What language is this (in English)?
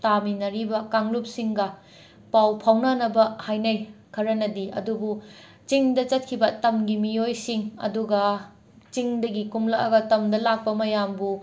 Manipuri